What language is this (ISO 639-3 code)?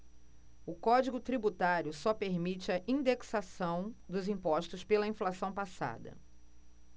por